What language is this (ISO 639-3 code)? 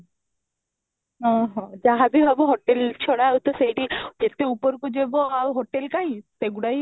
ori